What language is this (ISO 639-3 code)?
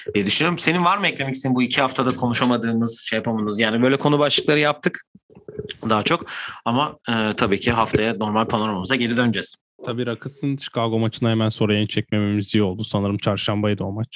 tur